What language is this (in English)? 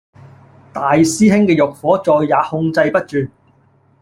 Cantonese